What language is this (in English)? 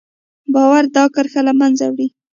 Pashto